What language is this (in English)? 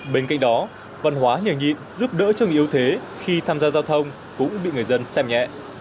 Vietnamese